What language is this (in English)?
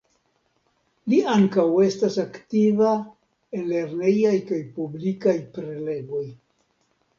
Esperanto